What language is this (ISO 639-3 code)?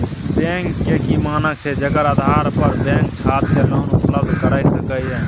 mai